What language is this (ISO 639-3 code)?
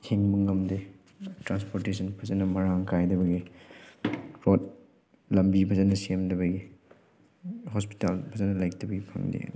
mni